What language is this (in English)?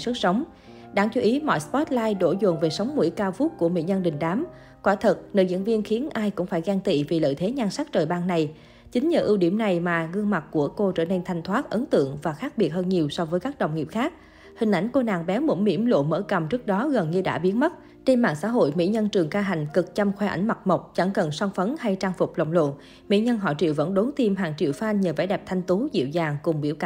Vietnamese